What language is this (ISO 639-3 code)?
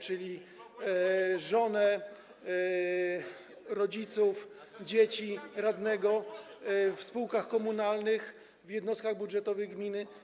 pol